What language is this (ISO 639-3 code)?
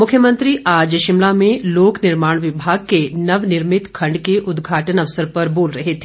hin